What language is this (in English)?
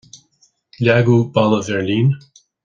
Irish